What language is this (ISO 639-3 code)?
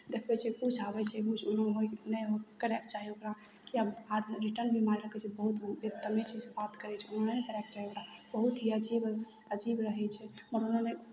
mai